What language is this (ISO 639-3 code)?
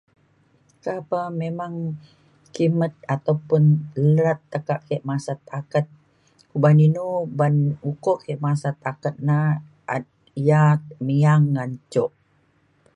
xkl